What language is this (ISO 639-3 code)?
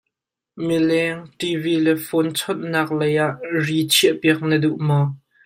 cnh